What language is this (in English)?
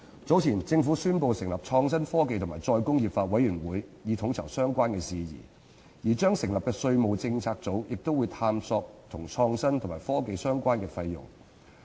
Cantonese